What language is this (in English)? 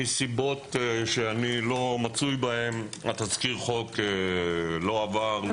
Hebrew